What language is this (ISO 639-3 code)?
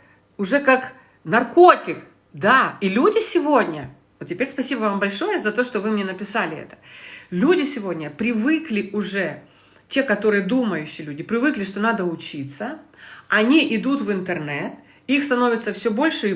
rus